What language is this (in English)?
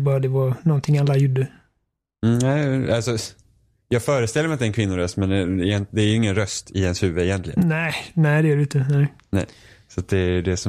Swedish